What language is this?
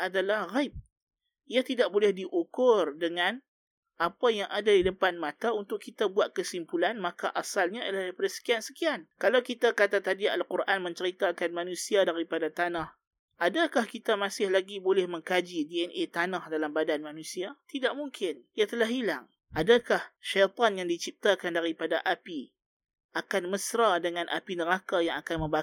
Malay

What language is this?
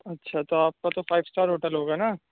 Urdu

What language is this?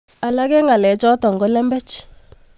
Kalenjin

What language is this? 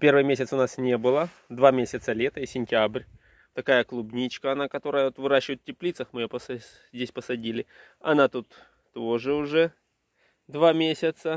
Russian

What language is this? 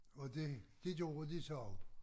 Danish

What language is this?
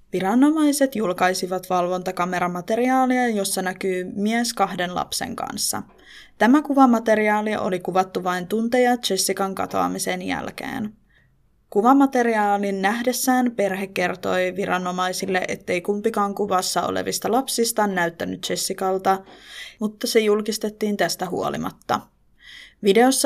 Finnish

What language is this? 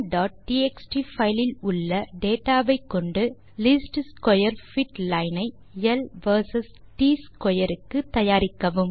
Tamil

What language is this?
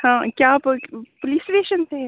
Urdu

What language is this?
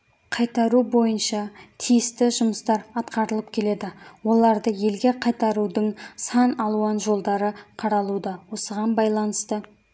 Kazakh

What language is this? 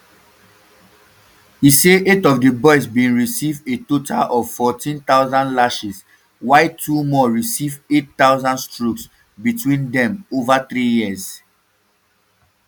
Nigerian Pidgin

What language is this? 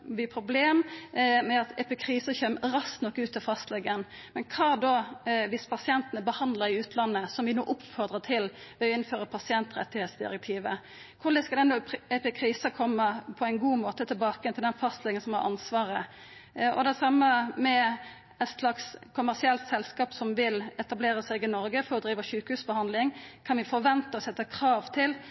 Norwegian Nynorsk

